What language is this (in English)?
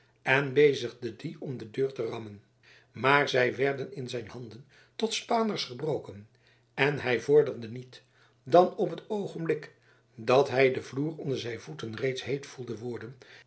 Dutch